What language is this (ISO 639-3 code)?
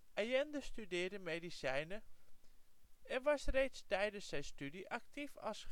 nld